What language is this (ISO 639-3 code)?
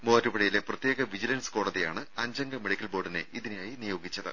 mal